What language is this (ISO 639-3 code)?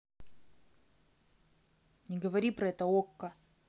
rus